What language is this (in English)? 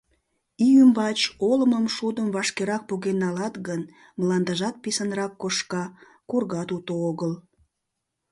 Mari